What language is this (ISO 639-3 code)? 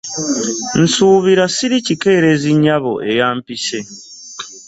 lug